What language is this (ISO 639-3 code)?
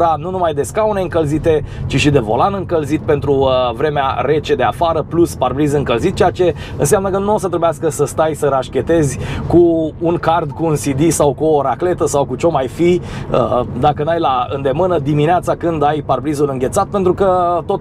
ron